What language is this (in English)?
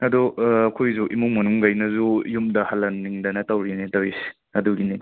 Manipuri